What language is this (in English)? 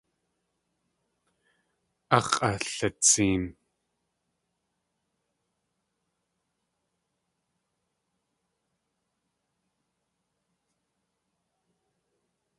Tlingit